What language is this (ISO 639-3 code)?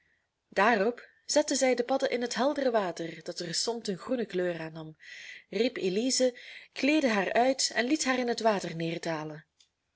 nld